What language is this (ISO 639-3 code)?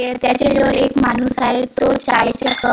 mar